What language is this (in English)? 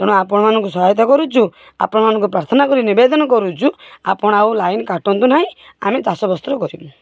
Odia